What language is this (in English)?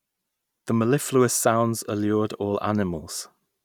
English